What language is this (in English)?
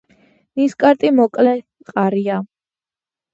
Georgian